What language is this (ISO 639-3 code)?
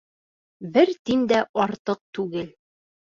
bak